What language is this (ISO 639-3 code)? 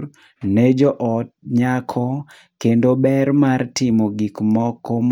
luo